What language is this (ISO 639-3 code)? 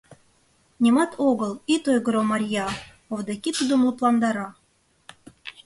chm